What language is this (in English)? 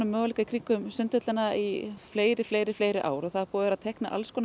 Icelandic